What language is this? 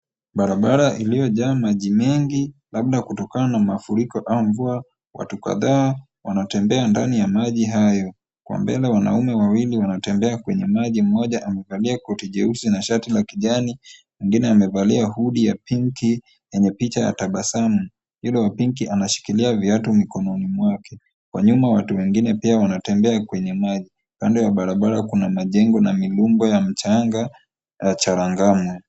Swahili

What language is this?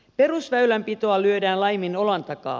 Finnish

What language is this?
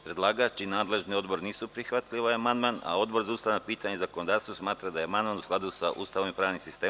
Serbian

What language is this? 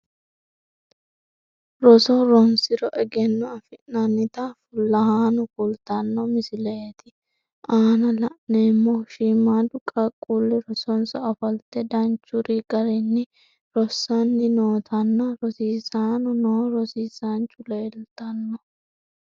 Sidamo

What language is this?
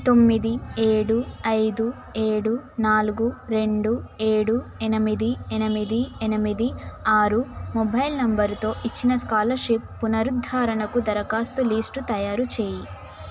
Telugu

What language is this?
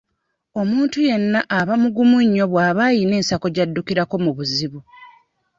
Ganda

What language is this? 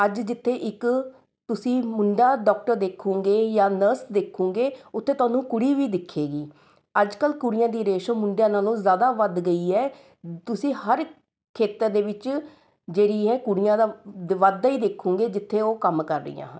Punjabi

